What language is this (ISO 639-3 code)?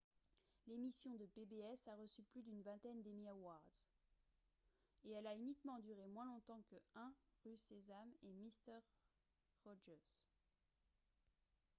fra